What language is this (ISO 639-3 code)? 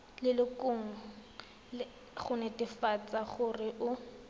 tsn